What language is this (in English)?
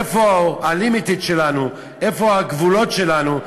Hebrew